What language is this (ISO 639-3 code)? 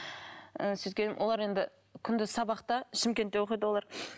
kaz